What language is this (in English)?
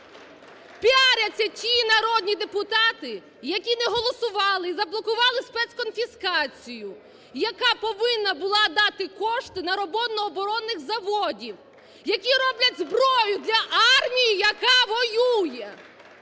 Ukrainian